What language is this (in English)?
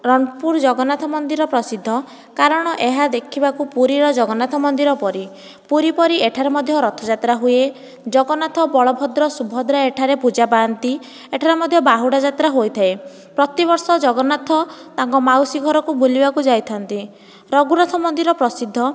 Odia